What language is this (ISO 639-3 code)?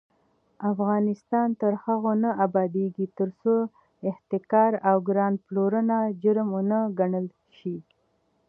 pus